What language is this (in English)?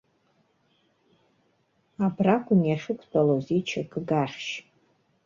Abkhazian